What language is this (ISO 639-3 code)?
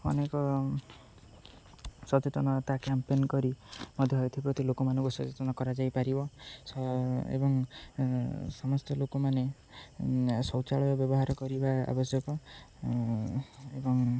ori